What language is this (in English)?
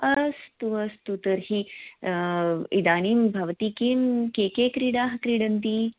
Sanskrit